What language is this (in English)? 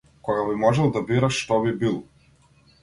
Macedonian